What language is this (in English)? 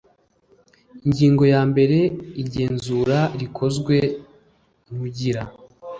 Kinyarwanda